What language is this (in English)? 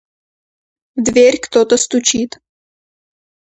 Russian